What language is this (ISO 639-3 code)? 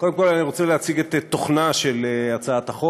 heb